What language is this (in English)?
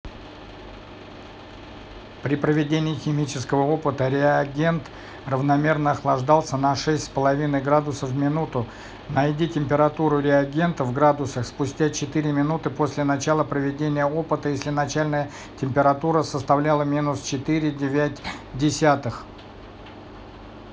Russian